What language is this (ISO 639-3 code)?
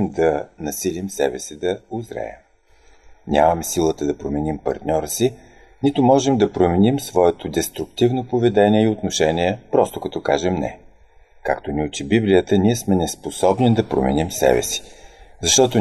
bul